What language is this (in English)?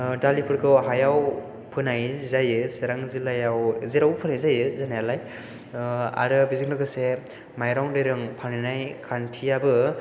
Bodo